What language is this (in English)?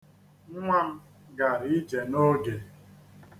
Igbo